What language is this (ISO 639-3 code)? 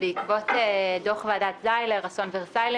heb